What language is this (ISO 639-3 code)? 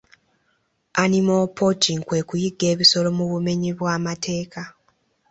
lug